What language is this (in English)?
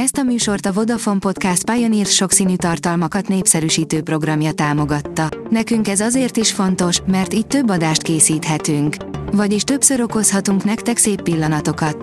Hungarian